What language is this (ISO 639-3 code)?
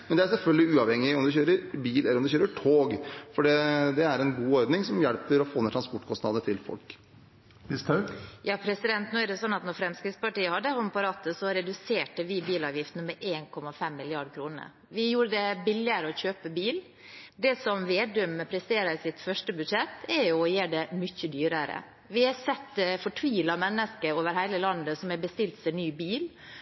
nob